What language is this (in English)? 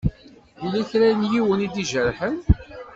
Kabyle